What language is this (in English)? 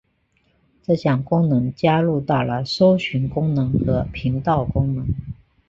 Chinese